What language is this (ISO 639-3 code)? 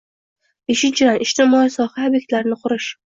uzb